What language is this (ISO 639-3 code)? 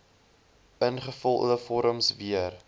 afr